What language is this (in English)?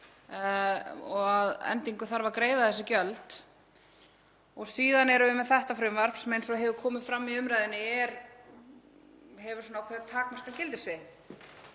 Icelandic